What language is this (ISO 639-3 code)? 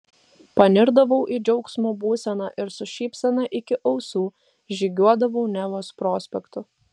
lit